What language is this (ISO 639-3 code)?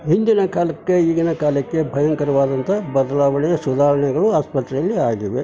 kan